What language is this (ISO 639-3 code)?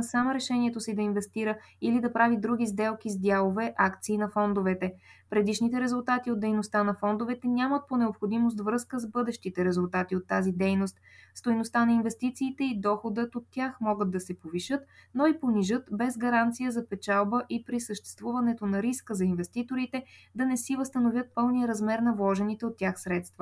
bul